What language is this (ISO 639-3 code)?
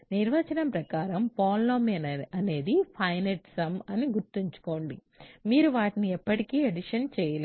tel